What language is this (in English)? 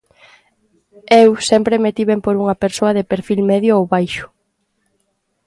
Galician